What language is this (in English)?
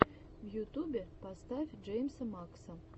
Russian